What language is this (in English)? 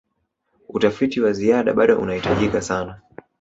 Swahili